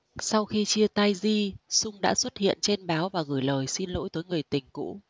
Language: Vietnamese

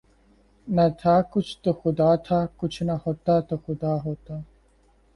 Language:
Urdu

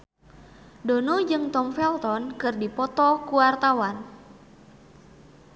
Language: Sundanese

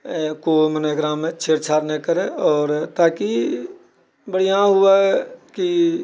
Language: Maithili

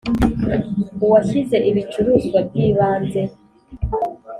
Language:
Kinyarwanda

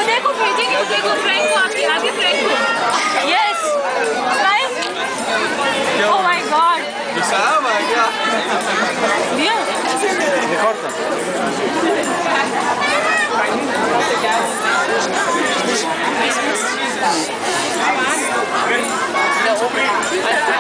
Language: Latvian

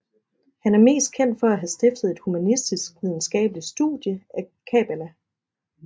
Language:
Danish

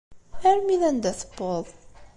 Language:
Kabyle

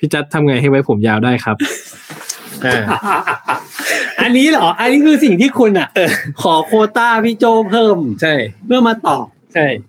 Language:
Thai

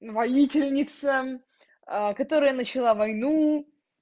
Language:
Russian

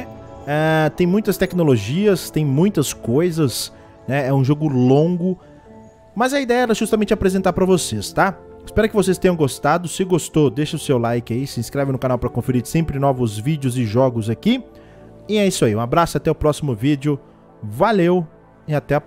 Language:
Portuguese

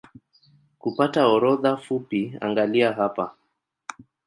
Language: Swahili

